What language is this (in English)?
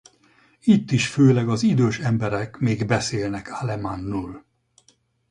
Hungarian